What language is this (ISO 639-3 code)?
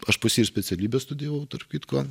lit